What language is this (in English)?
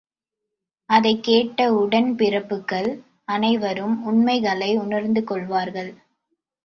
Tamil